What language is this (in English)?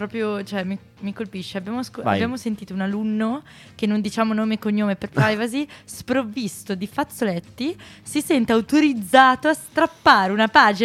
Italian